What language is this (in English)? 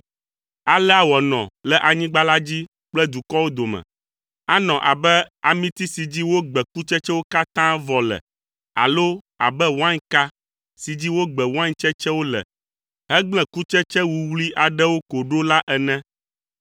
Ewe